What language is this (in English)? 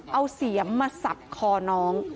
Thai